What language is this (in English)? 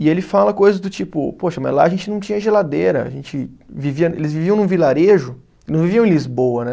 Portuguese